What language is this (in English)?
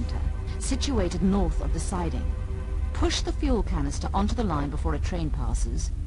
Polish